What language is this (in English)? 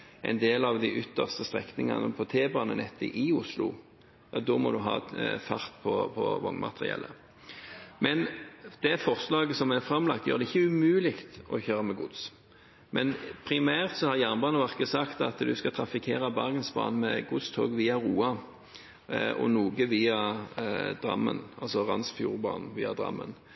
Norwegian Bokmål